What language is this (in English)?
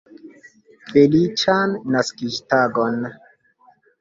Esperanto